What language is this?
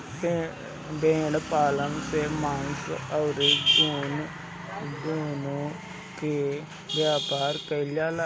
Bhojpuri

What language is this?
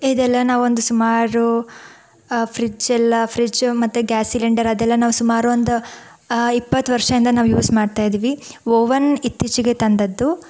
Kannada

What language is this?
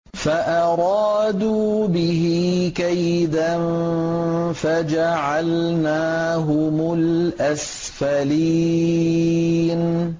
Arabic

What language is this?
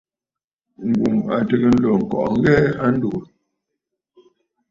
Bafut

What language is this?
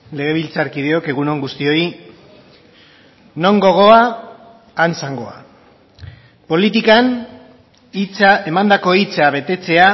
Basque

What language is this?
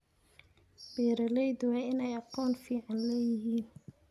Somali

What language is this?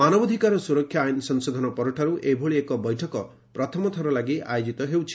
Odia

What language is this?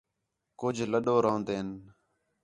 Khetrani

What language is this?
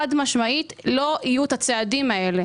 Hebrew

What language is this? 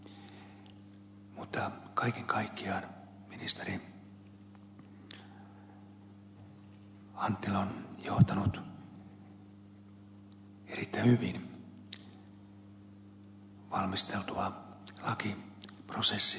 Finnish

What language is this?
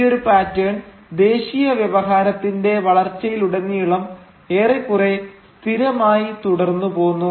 Malayalam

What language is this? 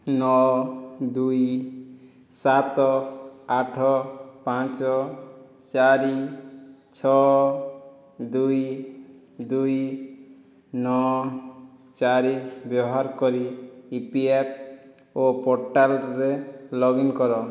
Odia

